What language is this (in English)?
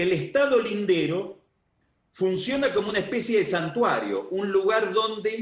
Spanish